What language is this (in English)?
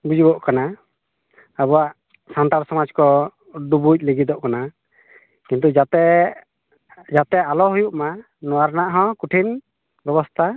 Santali